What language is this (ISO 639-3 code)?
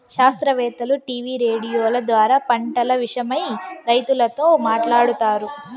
tel